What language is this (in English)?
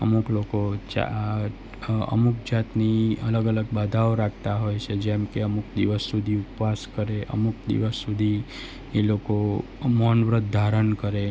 Gujarati